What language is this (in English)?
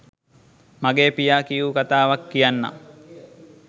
Sinhala